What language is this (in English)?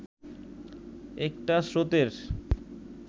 Bangla